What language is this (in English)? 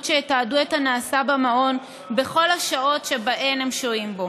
Hebrew